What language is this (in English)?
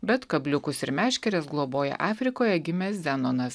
Lithuanian